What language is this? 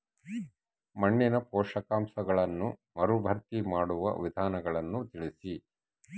Kannada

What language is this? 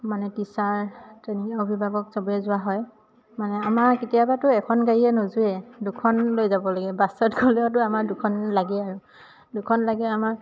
Assamese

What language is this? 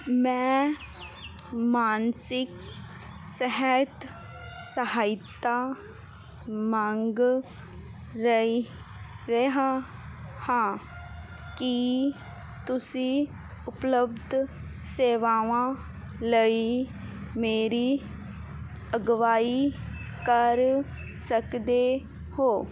Punjabi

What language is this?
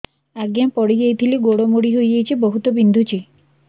Odia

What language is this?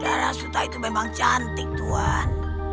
Indonesian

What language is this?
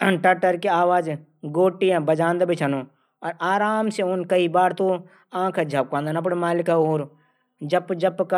Garhwali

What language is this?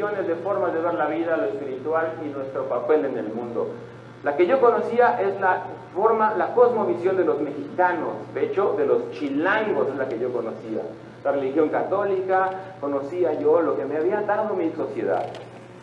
Spanish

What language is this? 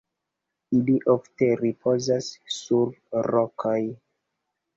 Esperanto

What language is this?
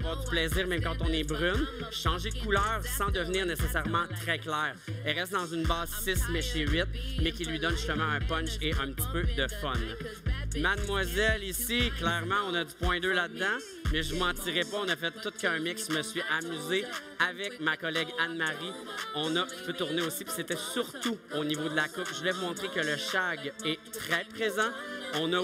French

